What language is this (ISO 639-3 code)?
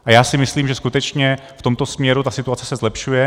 ces